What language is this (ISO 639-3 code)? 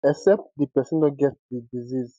pcm